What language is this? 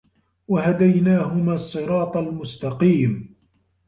Arabic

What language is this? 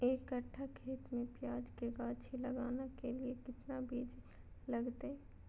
Magahi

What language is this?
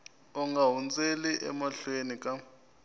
Tsonga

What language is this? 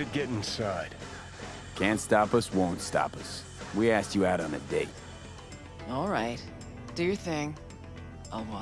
English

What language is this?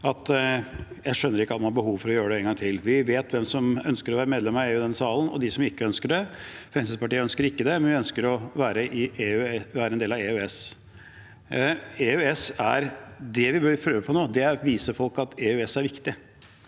Norwegian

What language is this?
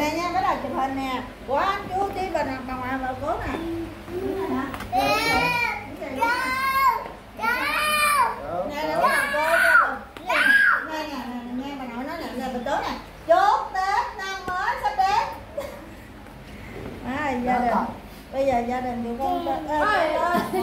Vietnamese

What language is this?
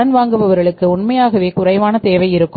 Tamil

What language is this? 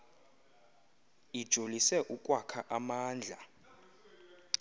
Xhosa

